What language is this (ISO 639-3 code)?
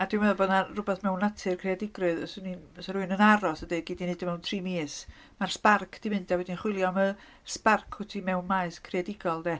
cym